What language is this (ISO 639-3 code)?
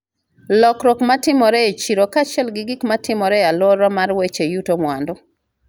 luo